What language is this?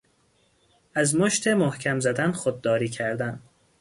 Persian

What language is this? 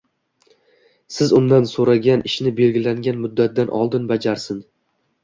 Uzbek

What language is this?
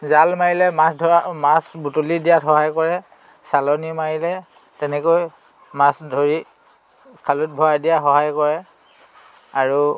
Assamese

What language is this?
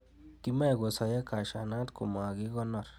Kalenjin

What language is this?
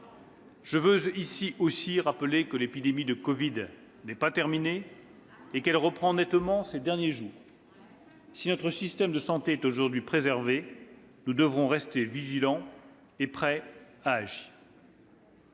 French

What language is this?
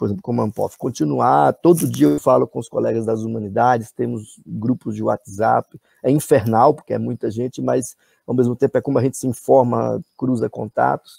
Portuguese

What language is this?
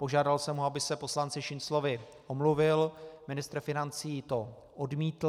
Czech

